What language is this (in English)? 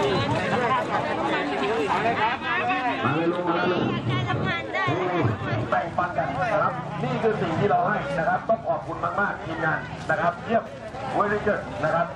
Thai